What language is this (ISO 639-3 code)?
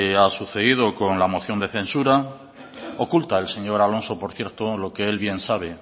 spa